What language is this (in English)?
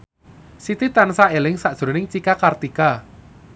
Javanese